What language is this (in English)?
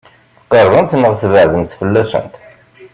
Kabyle